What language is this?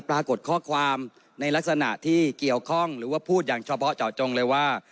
Thai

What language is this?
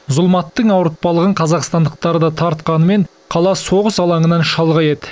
Kazakh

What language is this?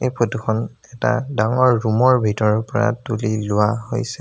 Assamese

